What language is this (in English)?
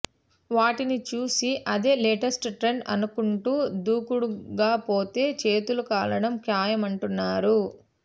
Telugu